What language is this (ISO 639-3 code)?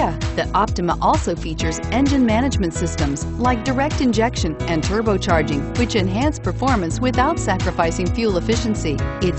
eng